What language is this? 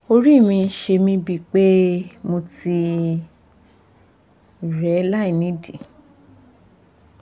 Yoruba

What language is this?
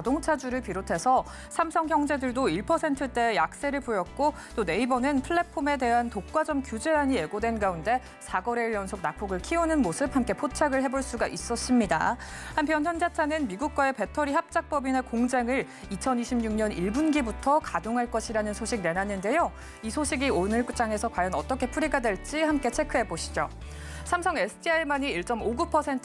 Korean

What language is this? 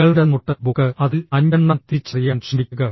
Malayalam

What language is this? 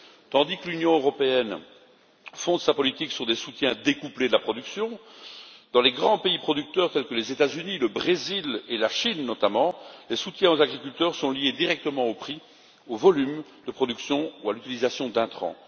French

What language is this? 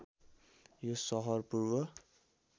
Nepali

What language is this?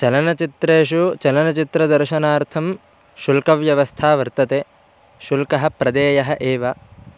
Sanskrit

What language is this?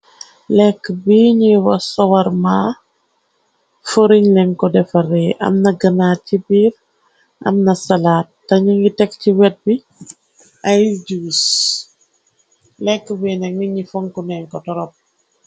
Wolof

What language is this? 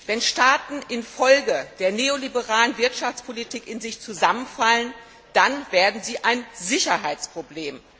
German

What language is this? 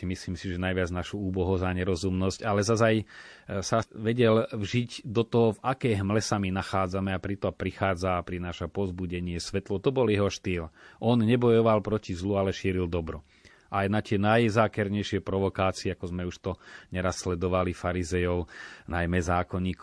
Slovak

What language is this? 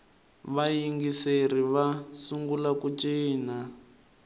Tsonga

